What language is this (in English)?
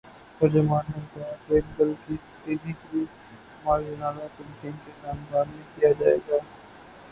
Urdu